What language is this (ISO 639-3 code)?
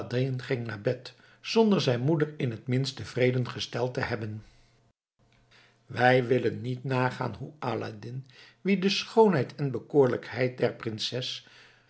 nld